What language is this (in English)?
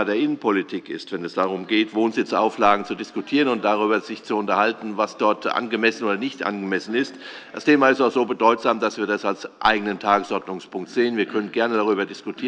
German